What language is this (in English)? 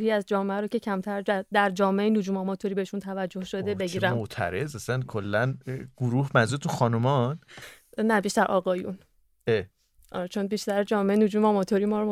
Persian